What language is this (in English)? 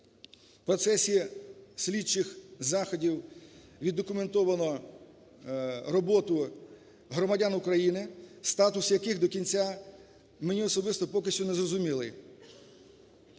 Ukrainian